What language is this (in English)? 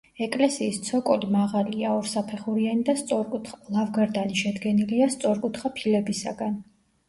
Georgian